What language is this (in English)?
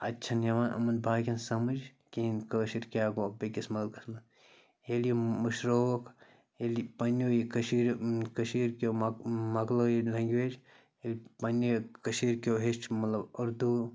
Kashmiri